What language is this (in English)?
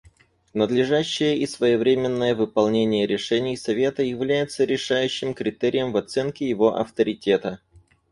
Russian